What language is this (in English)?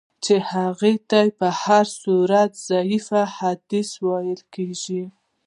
Pashto